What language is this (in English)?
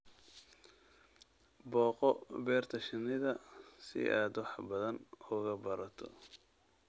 Somali